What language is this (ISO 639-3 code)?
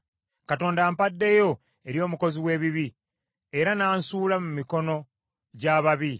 lug